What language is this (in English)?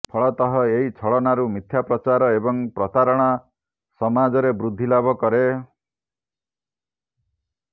Odia